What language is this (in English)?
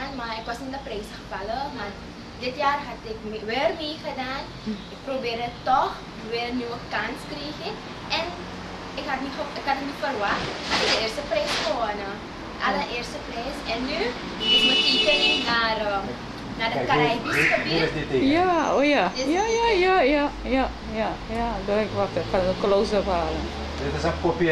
Dutch